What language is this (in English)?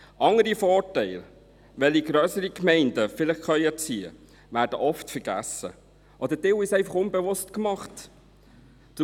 Swiss German